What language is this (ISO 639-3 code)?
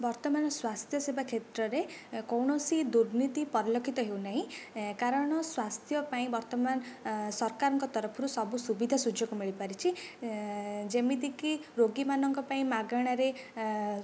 ori